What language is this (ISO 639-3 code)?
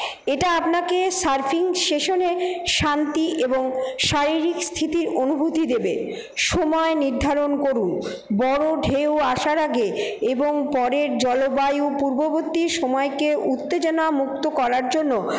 ben